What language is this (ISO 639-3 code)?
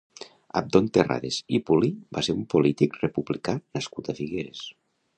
cat